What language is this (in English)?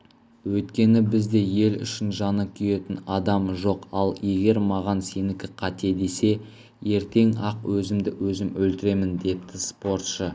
Kazakh